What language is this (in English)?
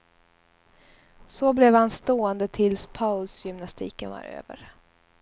Swedish